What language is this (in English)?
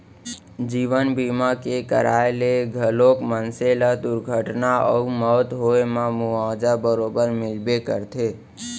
Chhattisgarhi